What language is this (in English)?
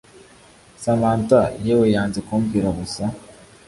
Kinyarwanda